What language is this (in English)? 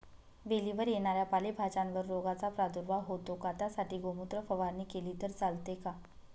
Marathi